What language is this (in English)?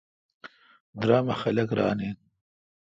Kalkoti